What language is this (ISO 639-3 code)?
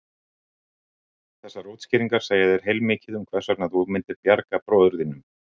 isl